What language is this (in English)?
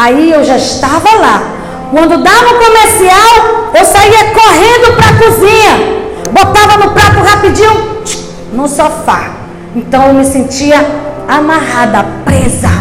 Portuguese